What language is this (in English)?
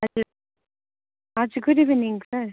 Nepali